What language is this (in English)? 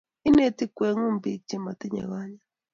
Kalenjin